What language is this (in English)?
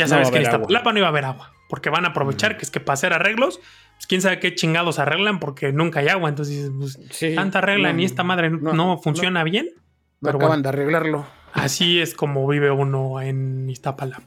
Spanish